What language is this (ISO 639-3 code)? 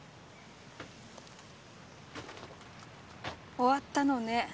jpn